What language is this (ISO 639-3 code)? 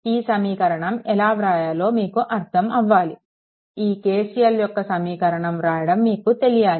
tel